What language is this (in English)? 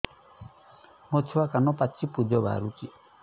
Odia